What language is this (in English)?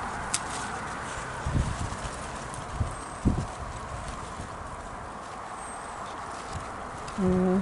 Thai